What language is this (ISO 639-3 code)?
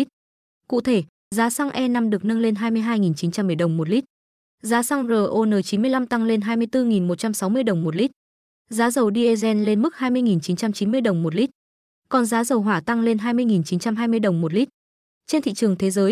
vie